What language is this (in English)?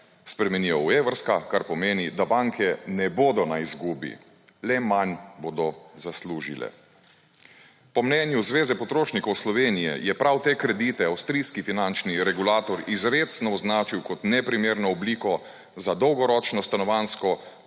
Slovenian